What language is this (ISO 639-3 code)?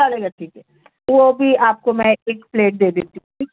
urd